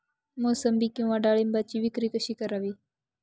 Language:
Marathi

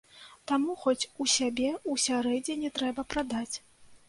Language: Belarusian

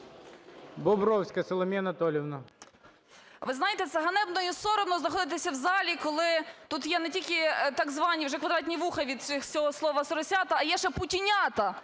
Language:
Ukrainian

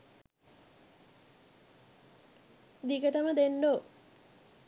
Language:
Sinhala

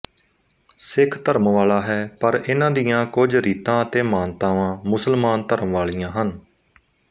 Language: Punjabi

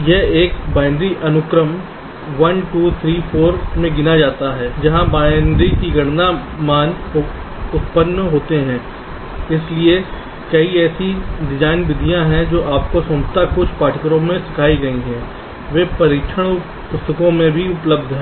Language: Hindi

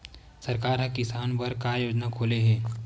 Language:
Chhattisgarhi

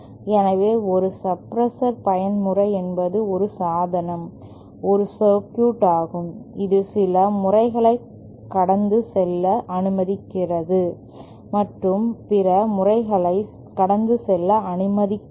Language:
Tamil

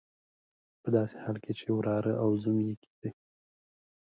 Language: Pashto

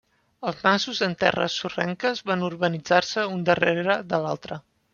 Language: Catalan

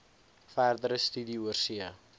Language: Afrikaans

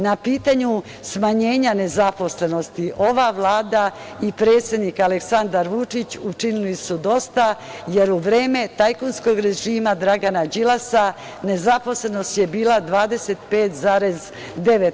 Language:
Serbian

